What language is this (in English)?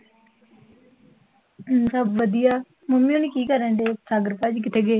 Punjabi